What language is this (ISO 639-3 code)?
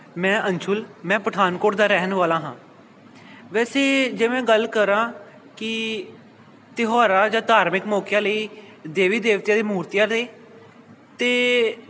pan